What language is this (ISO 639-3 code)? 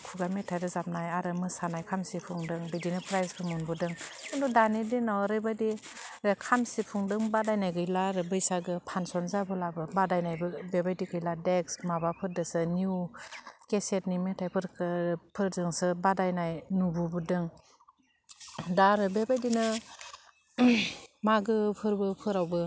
brx